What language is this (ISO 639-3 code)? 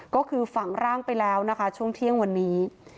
tha